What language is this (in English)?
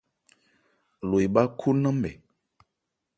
Ebrié